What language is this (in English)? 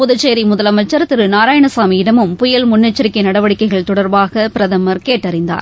Tamil